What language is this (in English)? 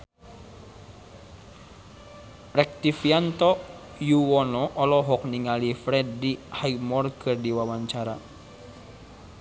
Sundanese